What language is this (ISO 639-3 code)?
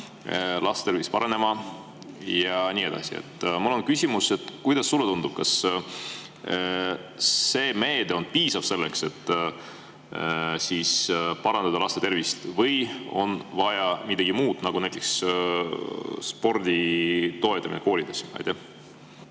est